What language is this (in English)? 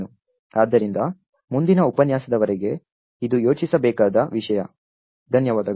Kannada